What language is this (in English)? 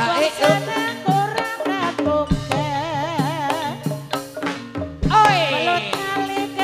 Thai